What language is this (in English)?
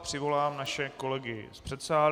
Czech